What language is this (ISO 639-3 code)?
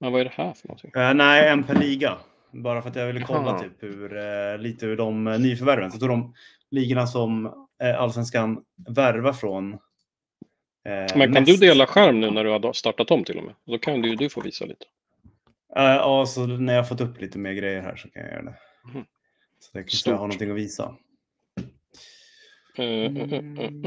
swe